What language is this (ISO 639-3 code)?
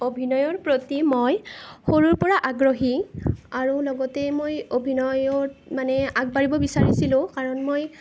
asm